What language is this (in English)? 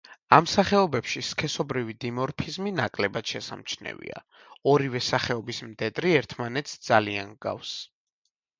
Georgian